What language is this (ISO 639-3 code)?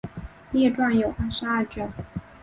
zho